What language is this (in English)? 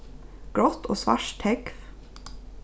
Faroese